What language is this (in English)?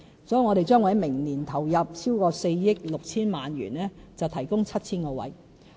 Cantonese